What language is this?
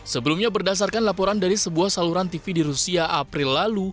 Indonesian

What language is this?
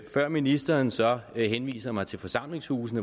Danish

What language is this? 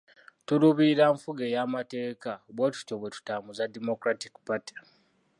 Ganda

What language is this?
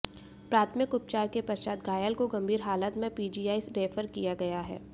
Hindi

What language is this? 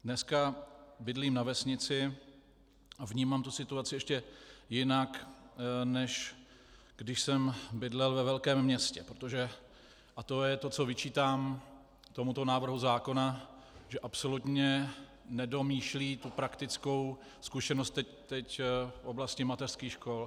Czech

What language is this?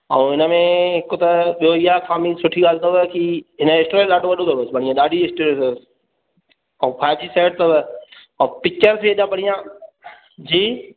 Sindhi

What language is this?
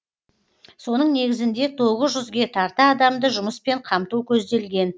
Kazakh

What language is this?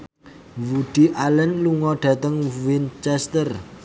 Javanese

